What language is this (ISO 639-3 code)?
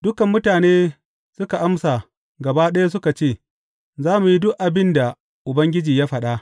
hau